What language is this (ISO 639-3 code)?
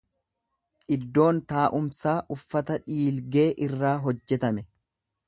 orm